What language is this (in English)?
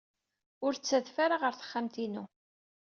Kabyle